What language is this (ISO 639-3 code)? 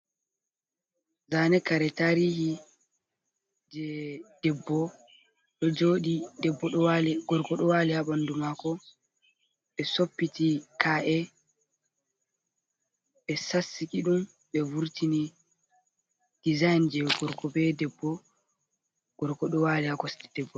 ful